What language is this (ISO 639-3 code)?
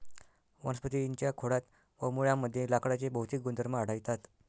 mar